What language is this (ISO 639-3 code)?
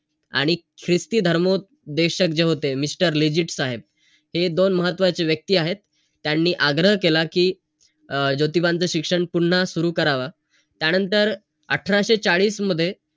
mar